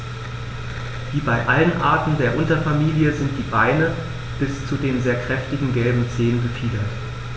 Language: German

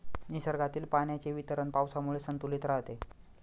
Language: Marathi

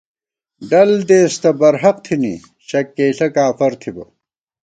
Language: Gawar-Bati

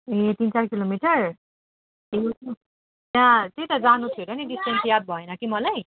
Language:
Nepali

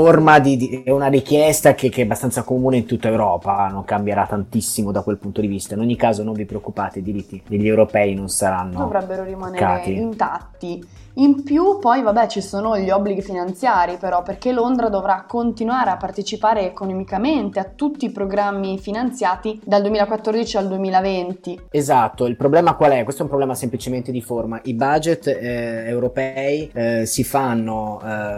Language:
Italian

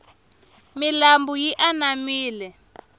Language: Tsonga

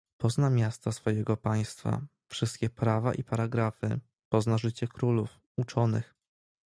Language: Polish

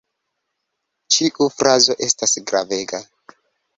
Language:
Esperanto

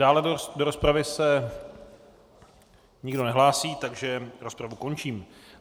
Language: Czech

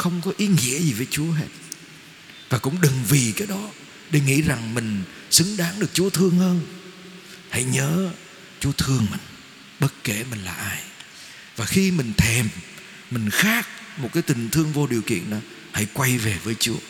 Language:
Vietnamese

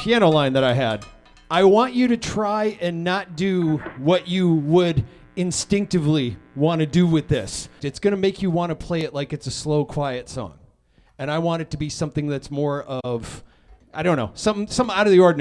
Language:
English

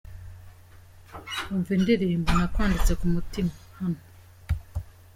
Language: Kinyarwanda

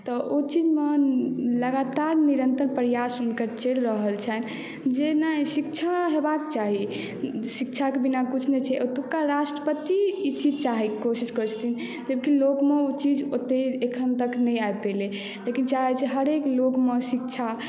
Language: Maithili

